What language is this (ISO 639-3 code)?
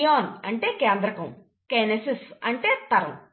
tel